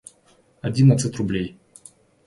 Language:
Russian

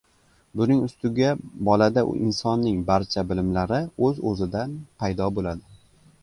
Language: Uzbek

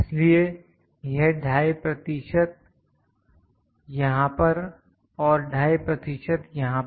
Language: Hindi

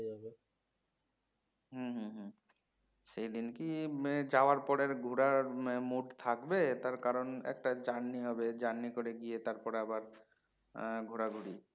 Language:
Bangla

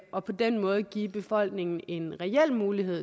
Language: Danish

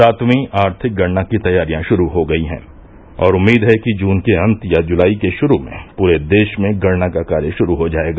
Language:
Hindi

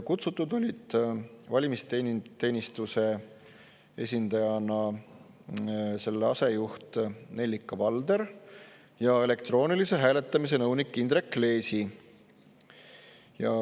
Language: Estonian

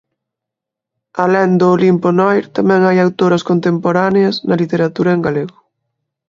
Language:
Galician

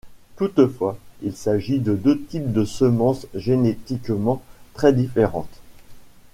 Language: French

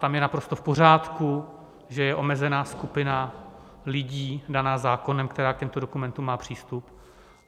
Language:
Czech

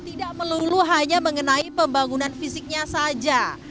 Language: Indonesian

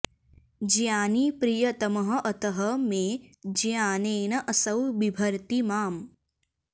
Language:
Sanskrit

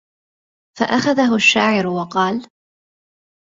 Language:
Arabic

